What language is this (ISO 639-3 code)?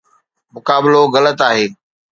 snd